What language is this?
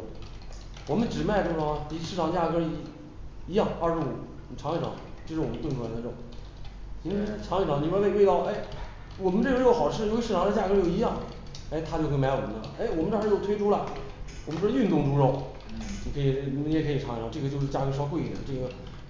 Chinese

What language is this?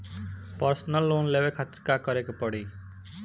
Bhojpuri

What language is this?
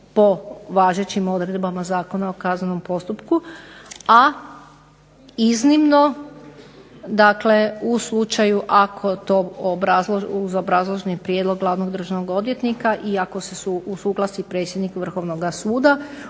Croatian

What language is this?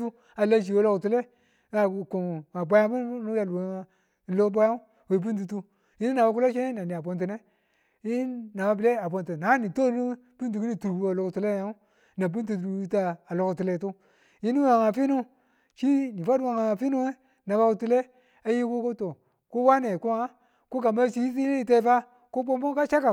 Tula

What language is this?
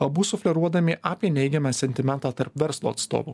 Lithuanian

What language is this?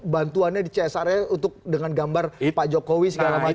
Indonesian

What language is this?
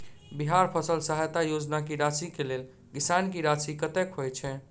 Maithili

